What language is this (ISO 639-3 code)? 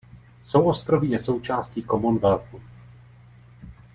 ces